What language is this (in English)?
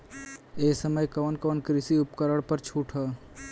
Bhojpuri